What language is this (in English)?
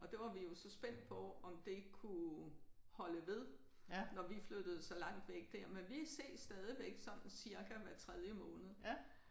Danish